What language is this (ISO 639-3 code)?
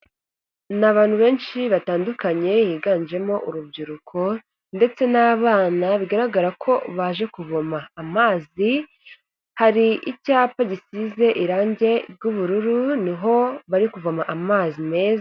kin